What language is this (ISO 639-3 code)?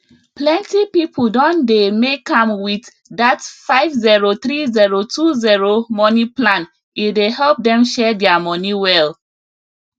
pcm